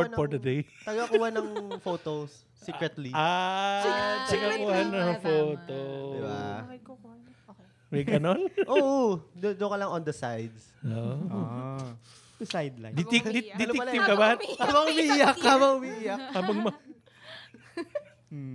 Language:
Filipino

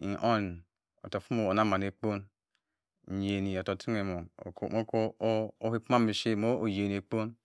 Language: Cross River Mbembe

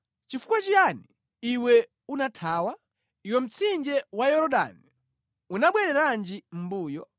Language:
Nyanja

